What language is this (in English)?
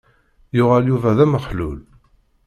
Kabyle